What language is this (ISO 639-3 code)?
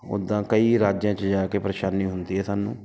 pan